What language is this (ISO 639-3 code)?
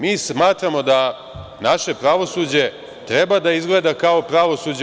srp